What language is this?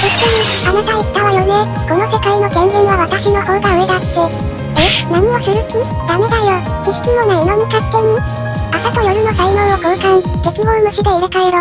Japanese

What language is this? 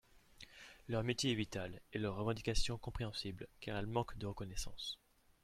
French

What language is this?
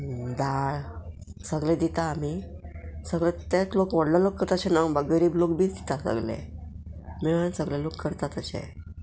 Konkani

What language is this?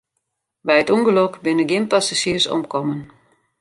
Western Frisian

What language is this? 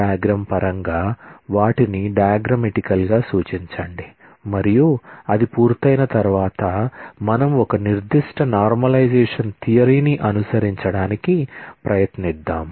Telugu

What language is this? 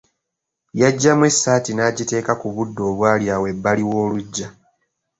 Ganda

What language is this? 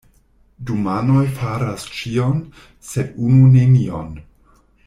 Esperanto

